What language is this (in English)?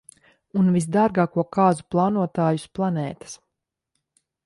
Latvian